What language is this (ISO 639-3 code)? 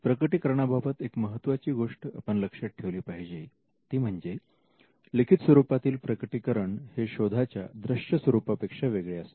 mar